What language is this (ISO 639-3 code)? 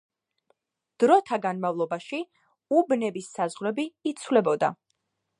kat